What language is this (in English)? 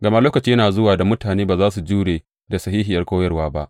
Hausa